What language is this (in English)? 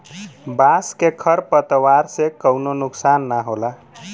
Bhojpuri